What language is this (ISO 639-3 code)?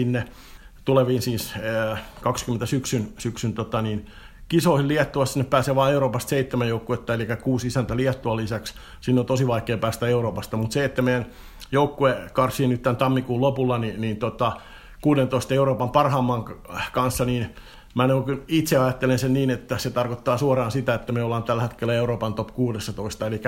fin